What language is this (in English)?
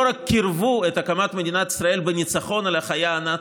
Hebrew